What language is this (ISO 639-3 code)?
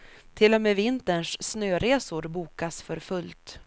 swe